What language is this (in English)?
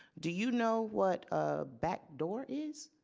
English